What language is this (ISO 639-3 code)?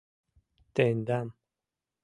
chm